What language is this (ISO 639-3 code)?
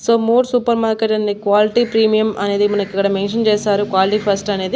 tel